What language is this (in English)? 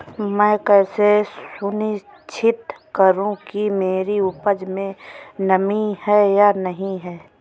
Hindi